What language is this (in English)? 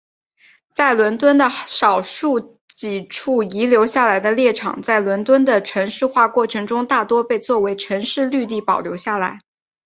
Chinese